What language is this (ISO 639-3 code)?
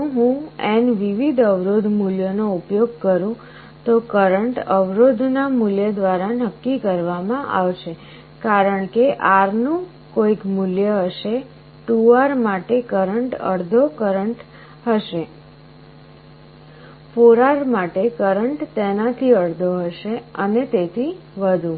guj